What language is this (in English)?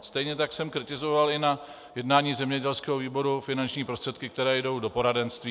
Czech